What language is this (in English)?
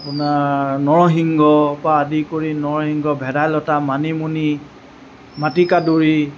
Assamese